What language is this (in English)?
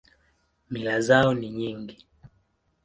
Swahili